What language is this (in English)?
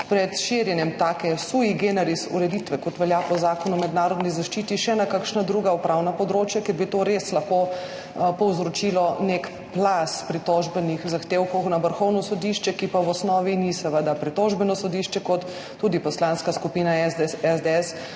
Slovenian